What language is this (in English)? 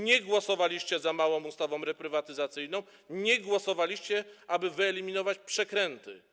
Polish